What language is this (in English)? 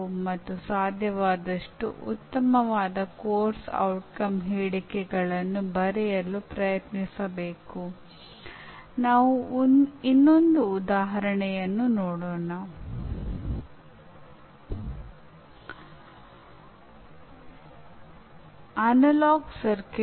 Kannada